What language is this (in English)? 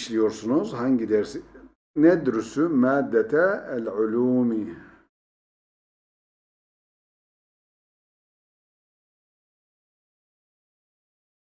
Turkish